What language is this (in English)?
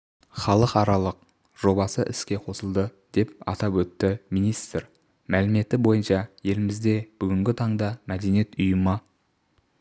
Kazakh